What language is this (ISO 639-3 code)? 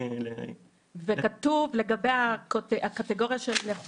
heb